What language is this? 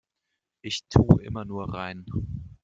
German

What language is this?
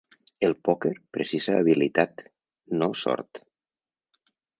Catalan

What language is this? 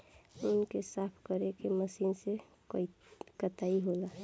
Bhojpuri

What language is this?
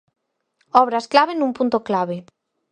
Galician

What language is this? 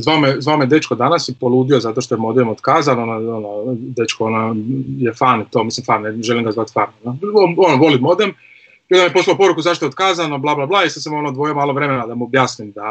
Croatian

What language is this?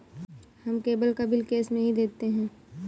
Hindi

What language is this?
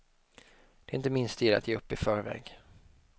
Swedish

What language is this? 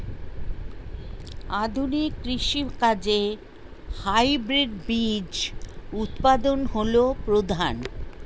Bangla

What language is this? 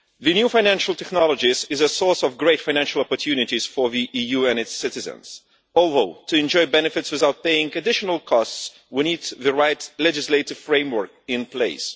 English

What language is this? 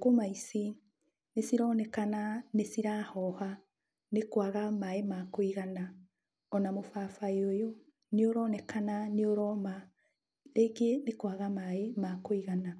Kikuyu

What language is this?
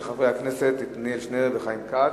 Hebrew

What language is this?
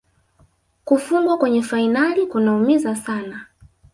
Swahili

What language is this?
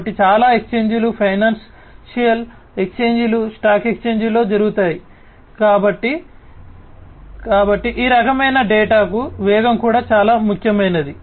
Telugu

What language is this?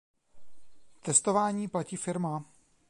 Czech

